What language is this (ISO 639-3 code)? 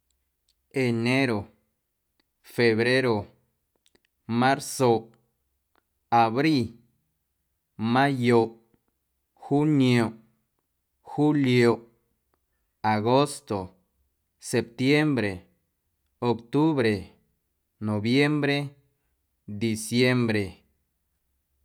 amu